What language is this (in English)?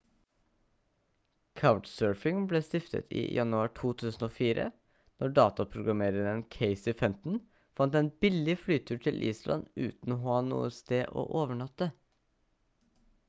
Norwegian Bokmål